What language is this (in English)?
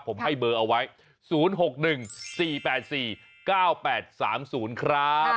Thai